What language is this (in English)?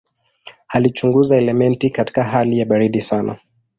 Swahili